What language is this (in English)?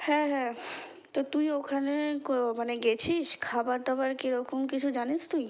Bangla